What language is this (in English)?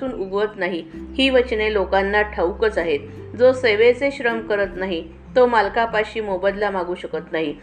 Marathi